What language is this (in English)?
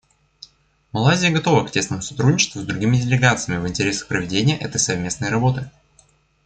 Russian